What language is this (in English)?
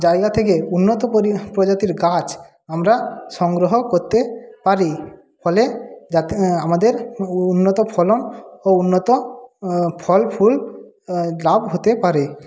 Bangla